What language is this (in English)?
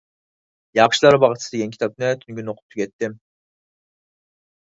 Uyghur